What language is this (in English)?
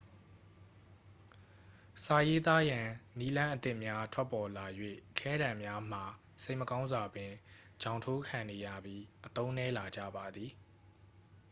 Burmese